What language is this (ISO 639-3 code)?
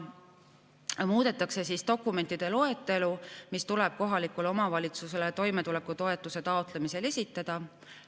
est